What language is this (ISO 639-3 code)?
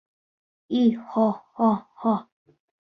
bak